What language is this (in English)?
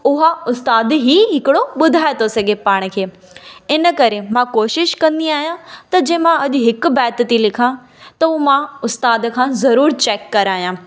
Sindhi